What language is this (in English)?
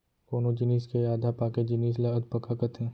Chhattisgarhi